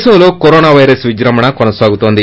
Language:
Telugu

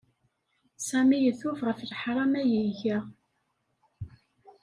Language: Kabyle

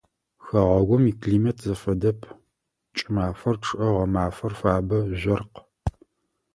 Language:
Adyghe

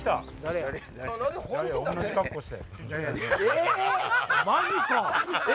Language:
Japanese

